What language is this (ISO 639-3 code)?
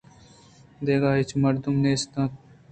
bgp